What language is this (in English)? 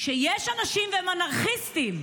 Hebrew